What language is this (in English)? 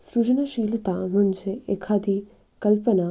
Marathi